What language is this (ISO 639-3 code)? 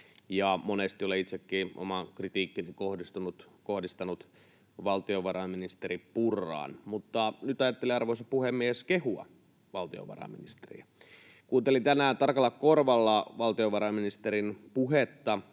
fin